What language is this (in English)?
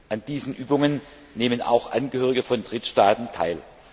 German